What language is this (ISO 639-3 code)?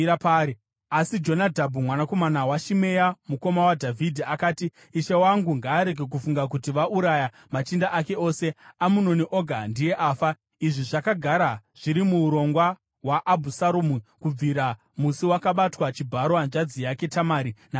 sna